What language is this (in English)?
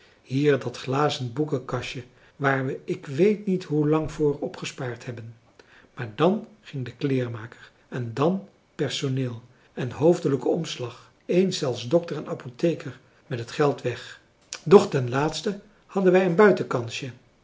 Dutch